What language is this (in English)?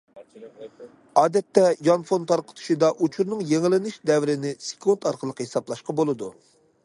Uyghur